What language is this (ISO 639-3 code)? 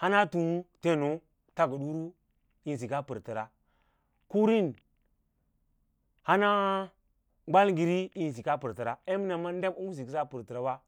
lla